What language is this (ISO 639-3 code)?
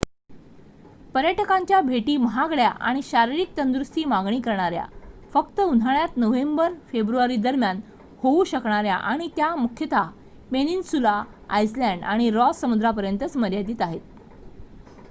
mar